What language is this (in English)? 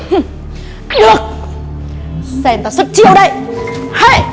Vietnamese